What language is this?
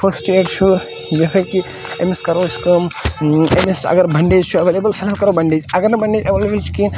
Kashmiri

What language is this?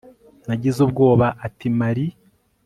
Kinyarwanda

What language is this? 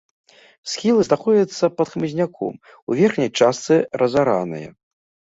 Belarusian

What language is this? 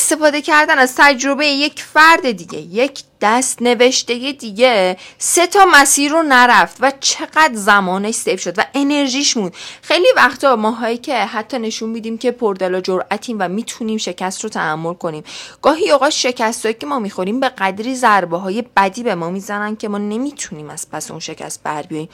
Persian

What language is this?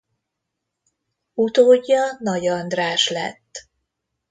Hungarian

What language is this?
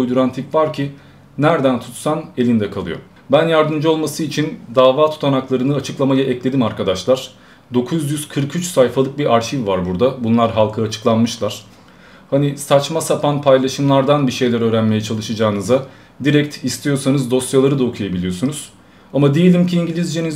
Turkish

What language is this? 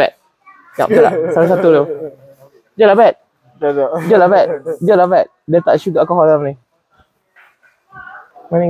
Malay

